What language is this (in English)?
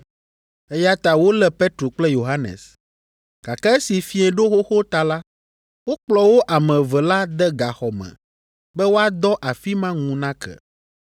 Ewe